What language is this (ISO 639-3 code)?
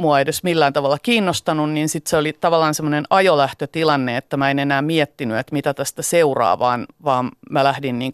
fin